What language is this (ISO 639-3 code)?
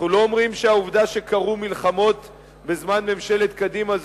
heb